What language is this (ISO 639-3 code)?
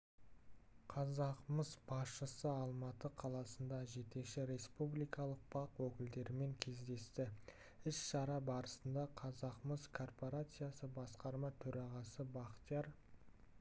kaz